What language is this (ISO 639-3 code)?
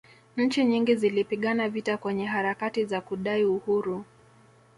swa